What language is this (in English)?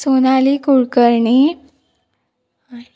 Konkani